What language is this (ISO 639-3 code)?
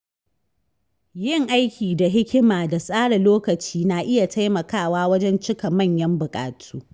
hau